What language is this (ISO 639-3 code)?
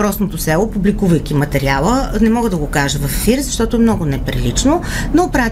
bul